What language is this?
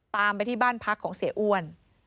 Thai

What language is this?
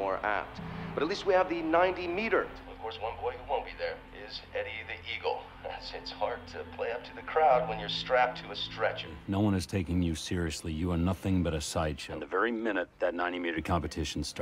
Korean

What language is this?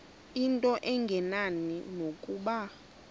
Xhosa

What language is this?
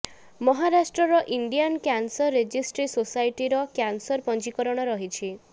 Odia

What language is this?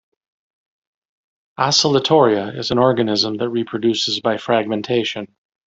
English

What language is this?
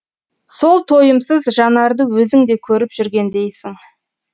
Kazakh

